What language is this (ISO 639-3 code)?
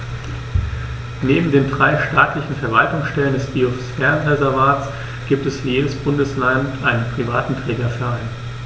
deu